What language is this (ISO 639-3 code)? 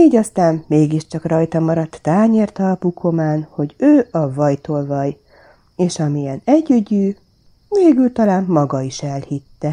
hun